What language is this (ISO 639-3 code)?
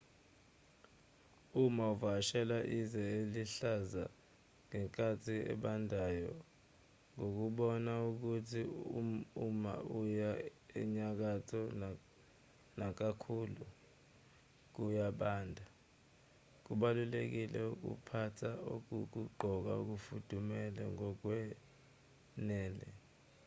zul